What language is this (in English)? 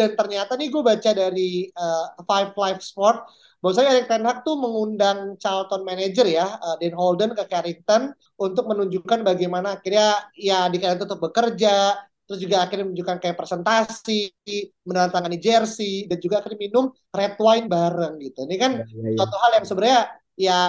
Indonesian